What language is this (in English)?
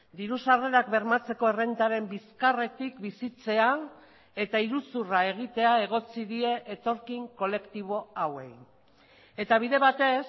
Basque